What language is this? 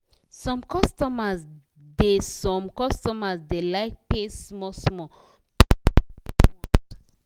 Nigerian Pidgin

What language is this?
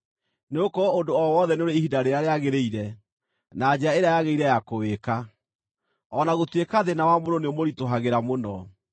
Kikuyu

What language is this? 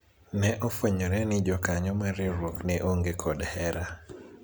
Luo (Kenya and Tanzania)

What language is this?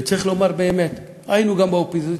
Hebrew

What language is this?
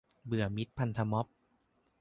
Thai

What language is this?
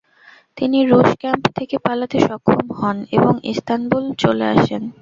Bangla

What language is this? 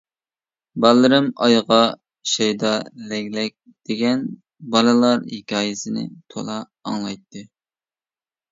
Uyghur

